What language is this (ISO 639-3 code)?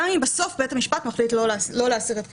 heb